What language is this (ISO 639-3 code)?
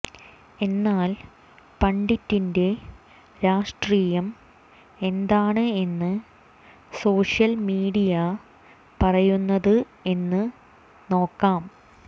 mal